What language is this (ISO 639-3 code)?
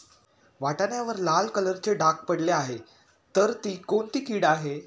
mar